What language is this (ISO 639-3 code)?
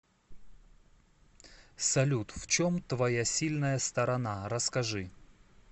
rus